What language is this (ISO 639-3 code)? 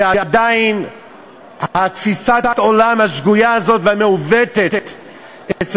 heb